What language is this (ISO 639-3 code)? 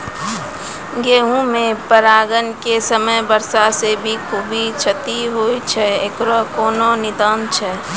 mai